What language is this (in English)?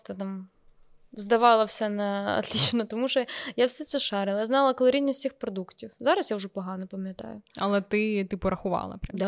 Ukrainian